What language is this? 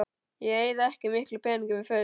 Icelandic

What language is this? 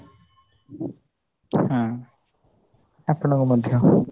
Odia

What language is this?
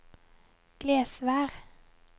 Norwegian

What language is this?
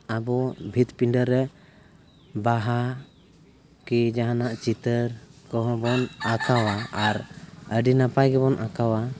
Santali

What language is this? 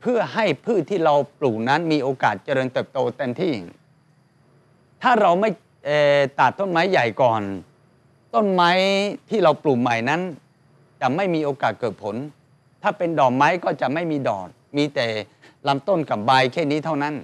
Thai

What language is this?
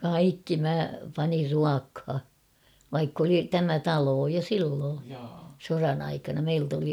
Finnish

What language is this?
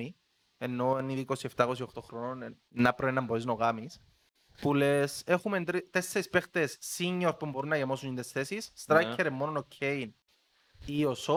Greek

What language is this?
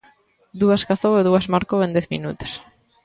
Galician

